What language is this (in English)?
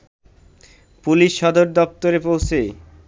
Bangla